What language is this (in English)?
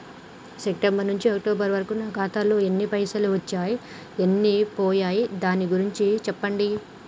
Telugu